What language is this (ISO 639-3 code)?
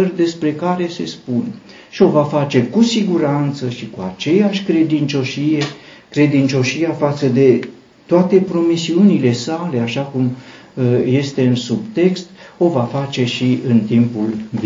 ron